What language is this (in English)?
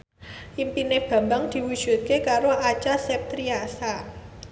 Javanese